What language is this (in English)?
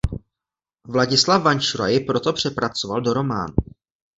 Czech